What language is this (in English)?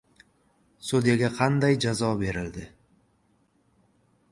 Uzbek